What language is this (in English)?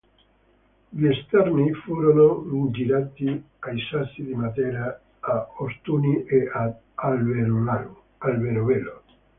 Italian